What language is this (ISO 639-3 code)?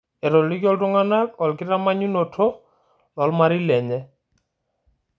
mas